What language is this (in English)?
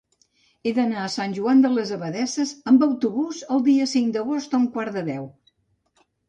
Catalan